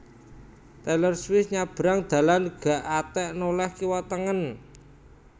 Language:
Javanese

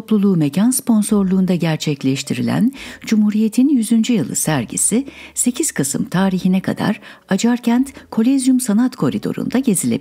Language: Turkish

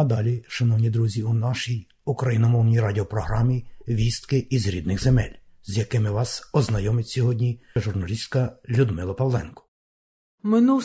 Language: Ukrainian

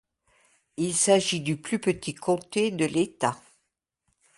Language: French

